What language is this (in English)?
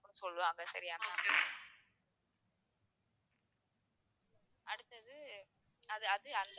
Tamil